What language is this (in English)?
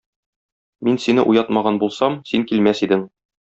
Tatar